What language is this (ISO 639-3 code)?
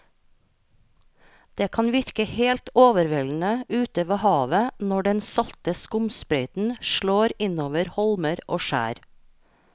nor